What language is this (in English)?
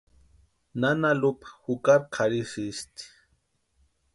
Western Highland Purepecha